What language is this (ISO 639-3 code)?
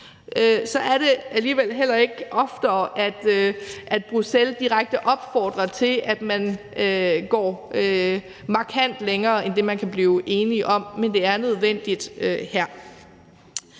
dan